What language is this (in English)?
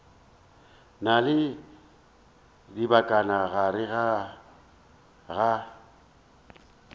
Northern Sotho